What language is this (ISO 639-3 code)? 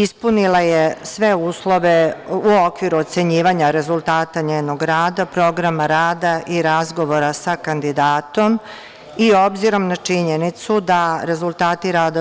srp